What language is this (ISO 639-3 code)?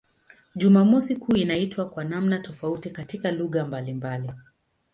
swa